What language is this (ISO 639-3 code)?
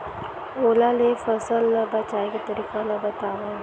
hne